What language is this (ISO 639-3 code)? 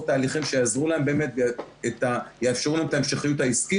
heb